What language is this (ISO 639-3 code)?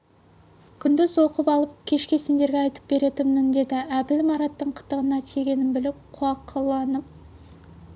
kaz